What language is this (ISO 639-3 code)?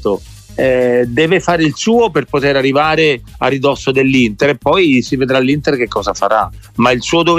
ita